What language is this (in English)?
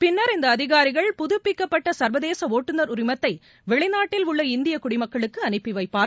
Tamil